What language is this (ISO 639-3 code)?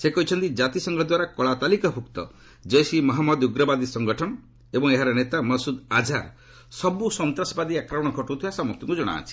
ori